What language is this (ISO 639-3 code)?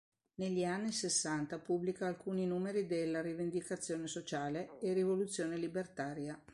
ita